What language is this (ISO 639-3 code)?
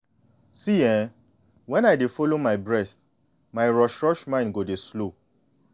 pcm